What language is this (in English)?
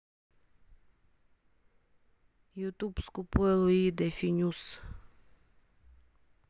Russian